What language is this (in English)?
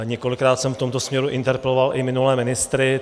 Czech